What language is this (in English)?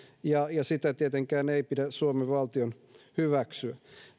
Finnish